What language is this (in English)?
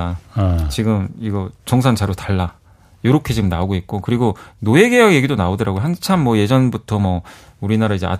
Korean